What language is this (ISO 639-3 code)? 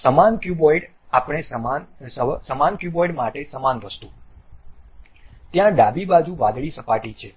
guj